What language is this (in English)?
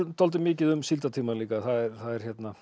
Icelandic